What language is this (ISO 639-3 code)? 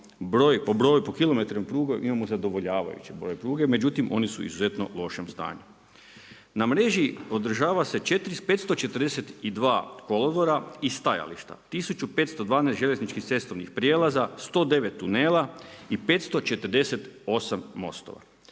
hrv